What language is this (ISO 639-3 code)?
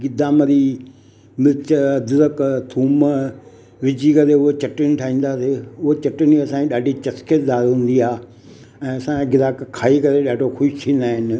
snd